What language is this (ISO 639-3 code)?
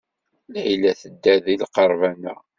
kab